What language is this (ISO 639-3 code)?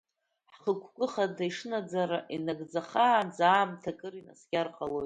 abk